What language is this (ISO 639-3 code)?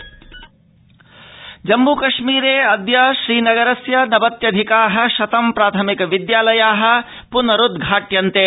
san